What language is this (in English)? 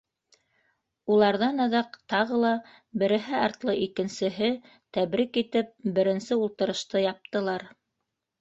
Bashkir